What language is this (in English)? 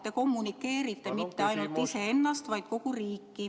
Estonian